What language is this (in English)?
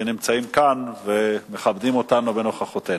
Hebrew